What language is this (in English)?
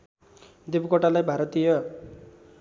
Nepali